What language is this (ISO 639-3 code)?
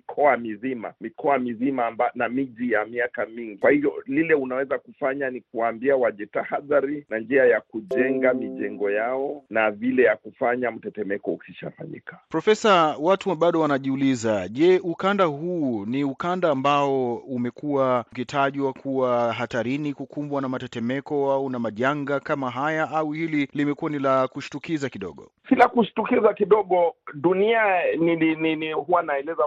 swa